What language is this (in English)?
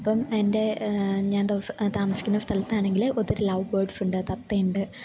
Malayalam